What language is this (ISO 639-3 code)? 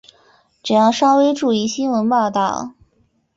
zho